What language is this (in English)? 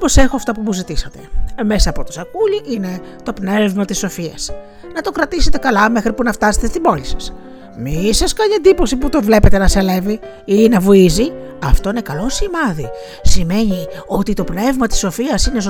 Greek